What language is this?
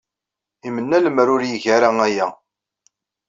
Kabyle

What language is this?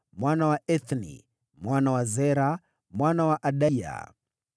Swahili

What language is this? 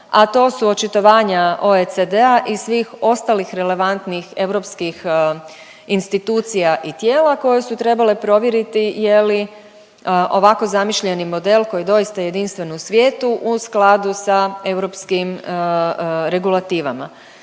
Croatian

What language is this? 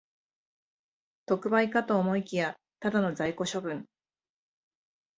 Japanese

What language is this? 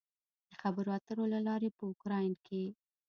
Pashto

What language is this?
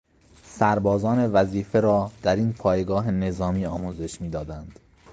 Persian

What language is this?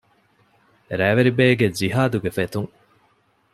Divehi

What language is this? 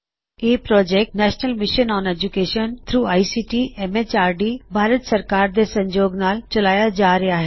Punjabi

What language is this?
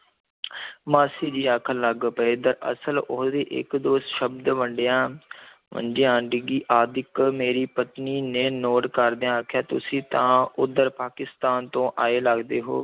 Punjabi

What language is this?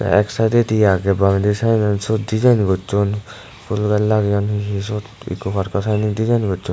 Chakma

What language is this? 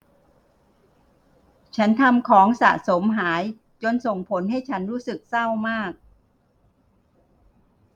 Thai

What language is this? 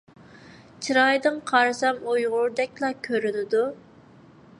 Uyghur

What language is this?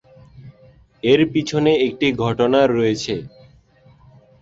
Bangla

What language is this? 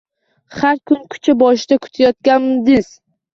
Uzbek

